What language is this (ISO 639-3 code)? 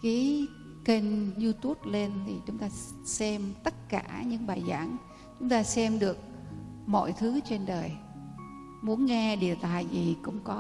vie